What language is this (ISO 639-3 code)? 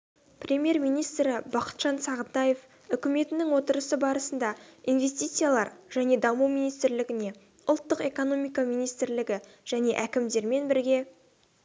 kaz